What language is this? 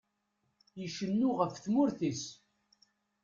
Kabyle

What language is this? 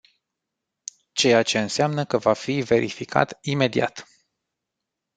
Romanian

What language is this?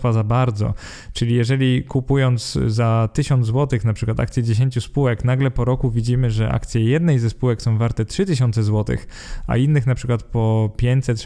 Polish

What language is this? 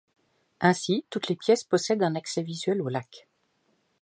French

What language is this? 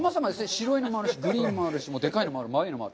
Japanese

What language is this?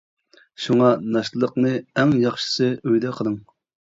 Uyghur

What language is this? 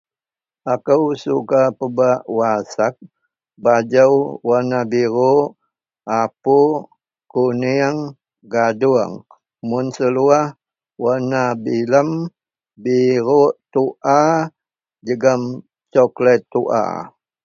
Central Melanau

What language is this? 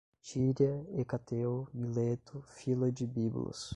Portuguese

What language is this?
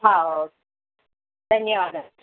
Sanskrit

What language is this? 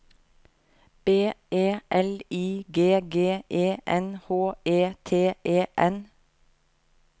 Norwegian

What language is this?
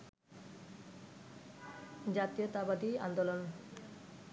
Bangla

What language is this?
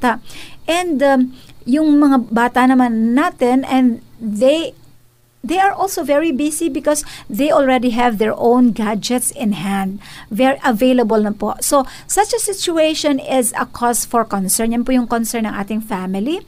Filipino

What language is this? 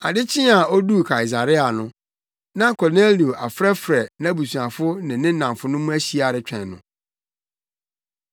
Akan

